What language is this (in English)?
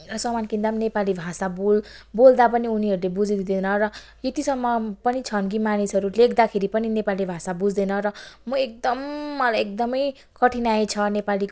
Nepali